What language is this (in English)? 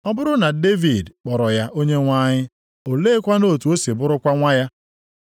Igbo